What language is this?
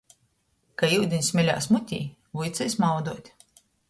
Latgalian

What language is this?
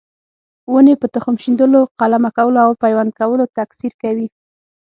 Pashto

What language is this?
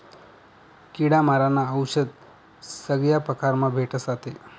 Marathi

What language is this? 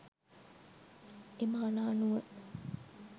Sinhala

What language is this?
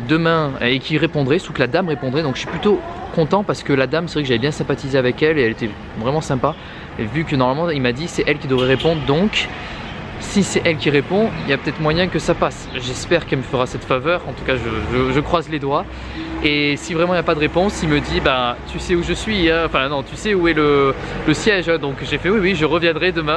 French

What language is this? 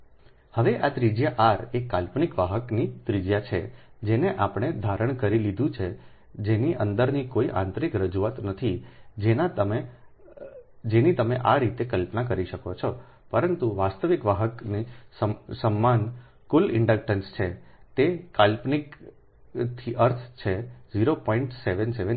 Gujarati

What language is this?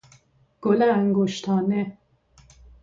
Persian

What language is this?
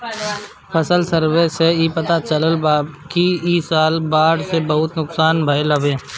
Bhojpuri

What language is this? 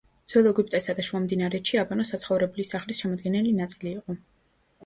Georgian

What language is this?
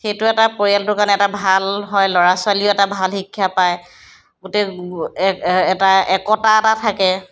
Assamese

